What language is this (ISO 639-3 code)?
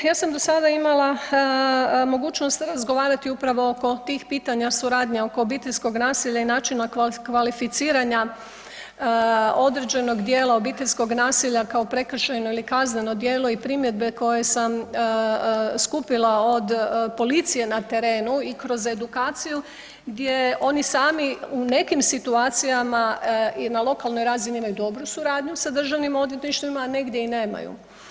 hrv